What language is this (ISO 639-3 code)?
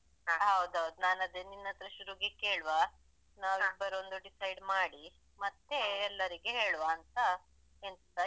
kan